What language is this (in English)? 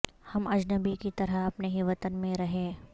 Urdu